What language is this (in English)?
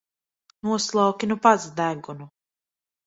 Latvian